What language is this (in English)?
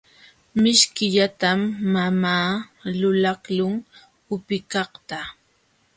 Jauja Wanca Quechua